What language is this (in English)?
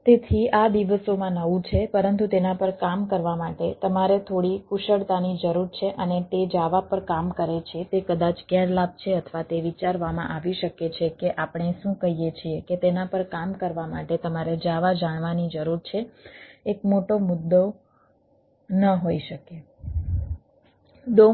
Gujarati